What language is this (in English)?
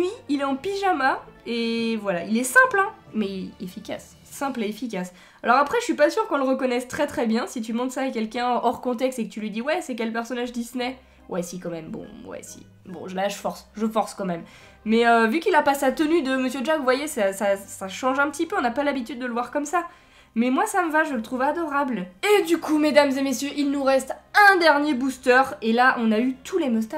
French